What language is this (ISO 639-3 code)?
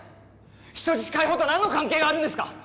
jpn